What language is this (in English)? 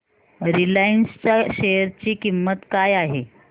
Marathi